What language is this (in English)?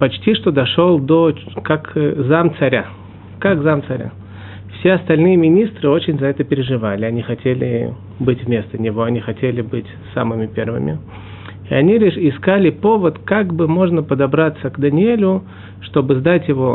Russian